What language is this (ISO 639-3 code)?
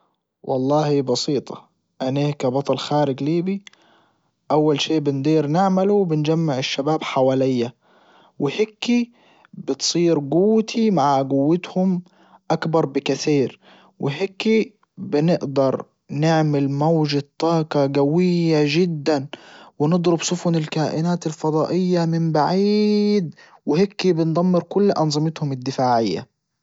ayl